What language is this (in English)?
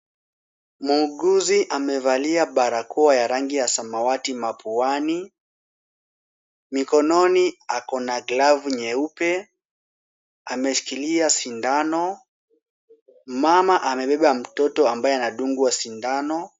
Swahili